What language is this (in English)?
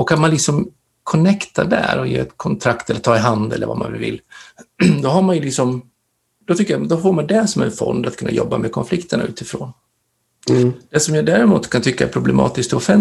Swedish